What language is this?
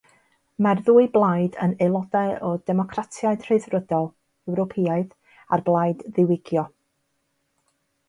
Welsh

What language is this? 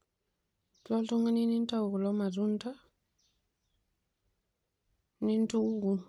Masai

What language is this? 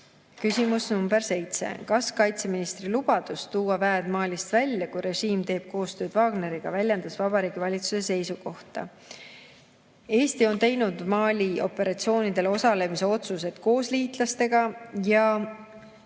Estonian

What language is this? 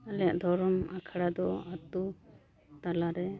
Santali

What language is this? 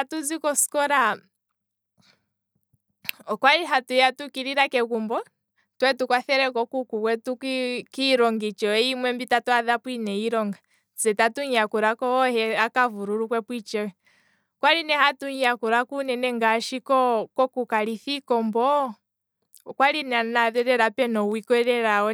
Kwambi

